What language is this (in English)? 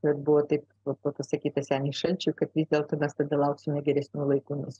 Lithuanian